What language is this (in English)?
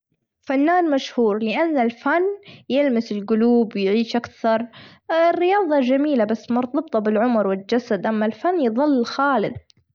Gulf Arabic